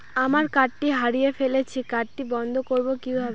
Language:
Bangla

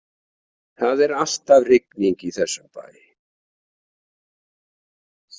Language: Icelandic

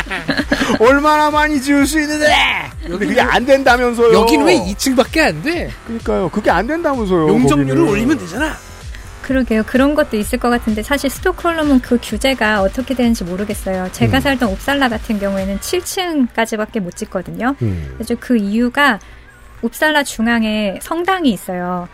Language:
Korean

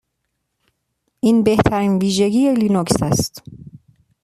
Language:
Persian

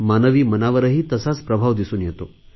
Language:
Marathi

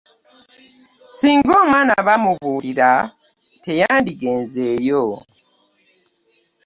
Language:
Ganda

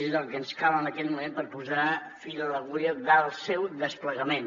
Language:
Catalan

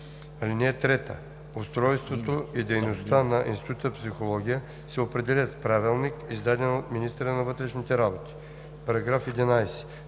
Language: Bulgarian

